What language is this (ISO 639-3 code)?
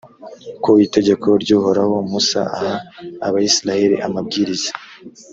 kin